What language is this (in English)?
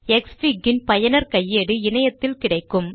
Tamil